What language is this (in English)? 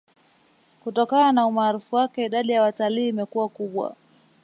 Swahili